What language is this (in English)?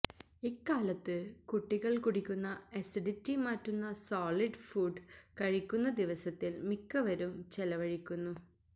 Malayalam